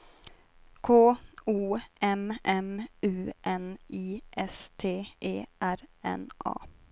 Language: Swedish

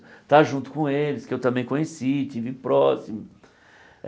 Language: Portuguese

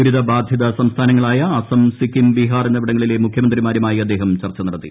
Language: Malayalam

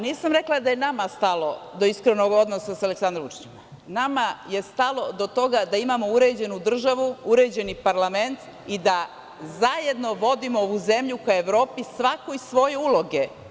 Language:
Serbian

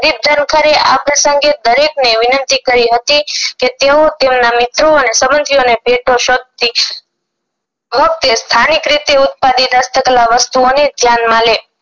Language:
Gujarati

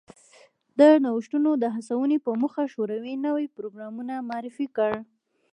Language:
Pashto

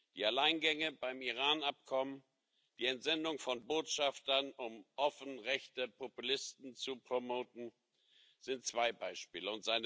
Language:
German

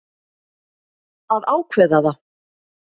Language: Icelandic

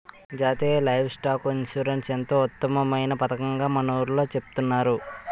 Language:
Telugu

